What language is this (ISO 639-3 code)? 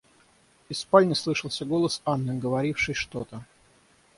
rus